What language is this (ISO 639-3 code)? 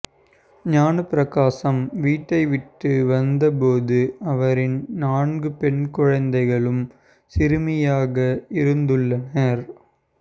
tam